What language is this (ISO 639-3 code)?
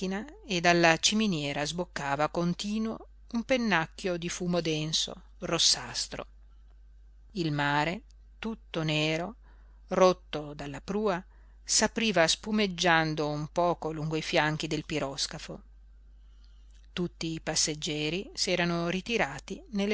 ita